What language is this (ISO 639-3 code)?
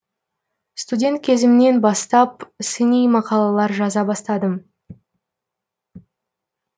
kaz